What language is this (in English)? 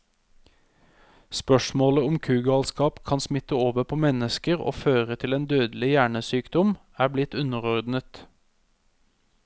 Norwegian